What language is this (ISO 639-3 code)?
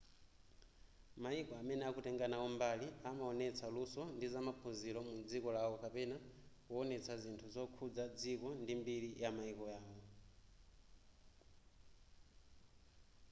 nya